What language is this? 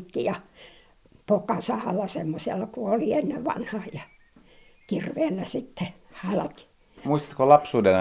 Finnish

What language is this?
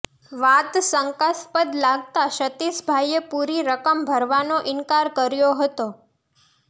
Gujarati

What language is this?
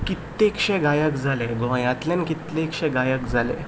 Konkani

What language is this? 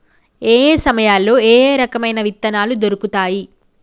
Telugu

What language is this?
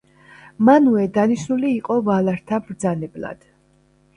Georgian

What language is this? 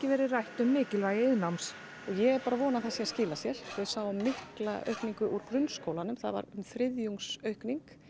Icelandic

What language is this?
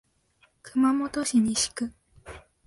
Japanese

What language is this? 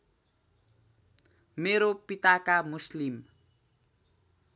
Nepali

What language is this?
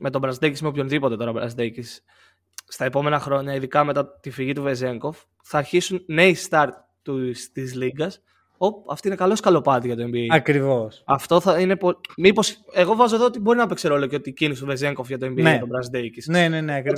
Greek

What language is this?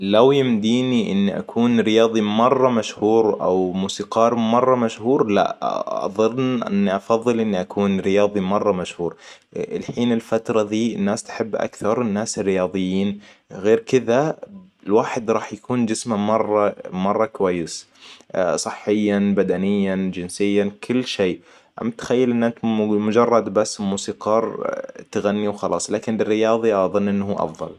Hijazi Arabic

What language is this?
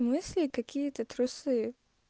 Russian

